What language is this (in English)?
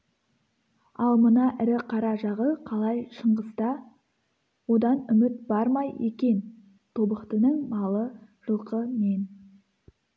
Kazakh